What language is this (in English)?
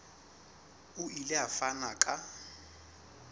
Southern Sotho